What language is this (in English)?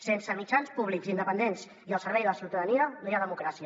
Catalan